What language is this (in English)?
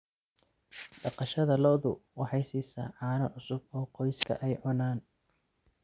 Somali